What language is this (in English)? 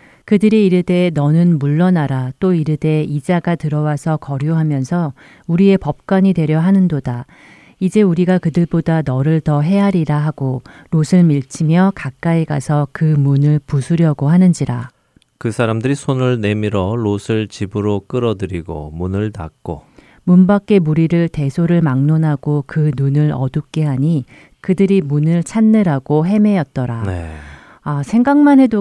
Korean